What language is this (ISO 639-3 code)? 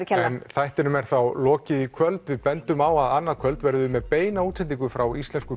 isl